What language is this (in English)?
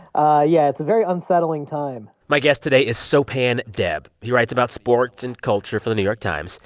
English